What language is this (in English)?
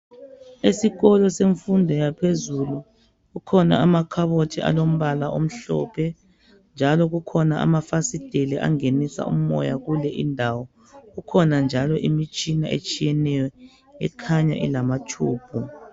North Ndebele